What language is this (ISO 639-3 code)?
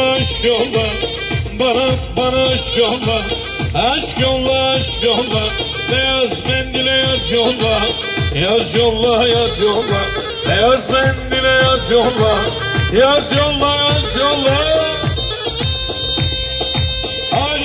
tur